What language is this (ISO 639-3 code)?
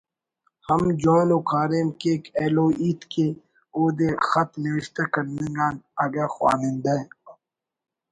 brh